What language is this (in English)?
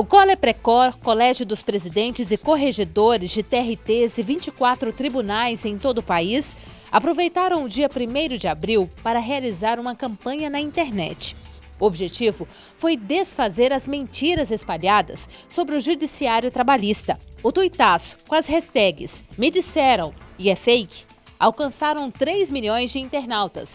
Portuguese